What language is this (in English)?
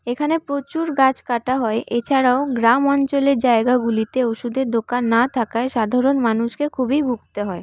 Bangla